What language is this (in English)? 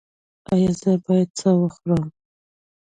Pashto